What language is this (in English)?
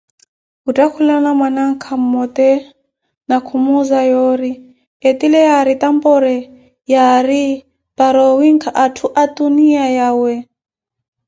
Koti